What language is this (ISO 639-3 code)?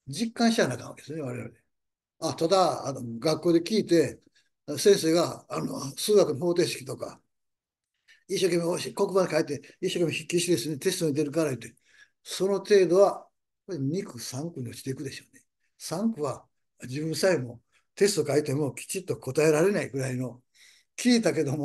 jpn